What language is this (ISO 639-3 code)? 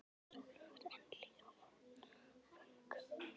isl